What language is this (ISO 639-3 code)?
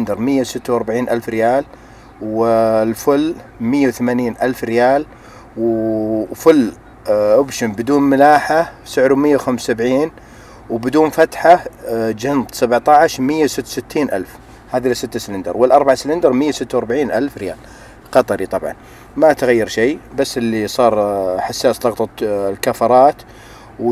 ara